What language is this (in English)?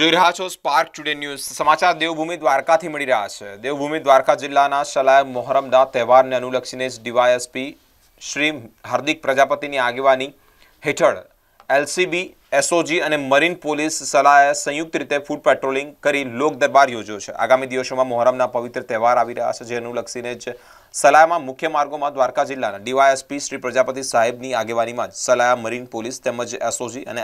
Hindi